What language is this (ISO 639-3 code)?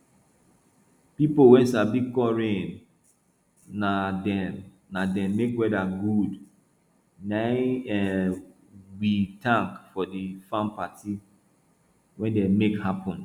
pcm